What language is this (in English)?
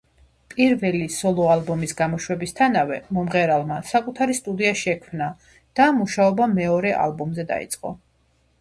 Georgian